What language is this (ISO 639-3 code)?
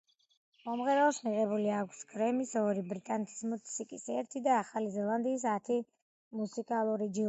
kat